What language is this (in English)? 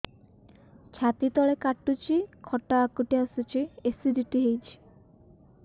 Odia